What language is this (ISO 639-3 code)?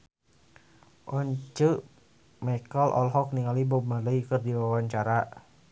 sun